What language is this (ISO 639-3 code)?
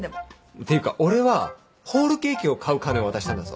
jpn